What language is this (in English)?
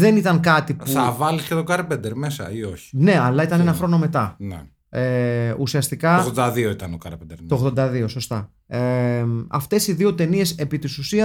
Greek